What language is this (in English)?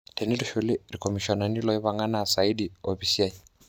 Masai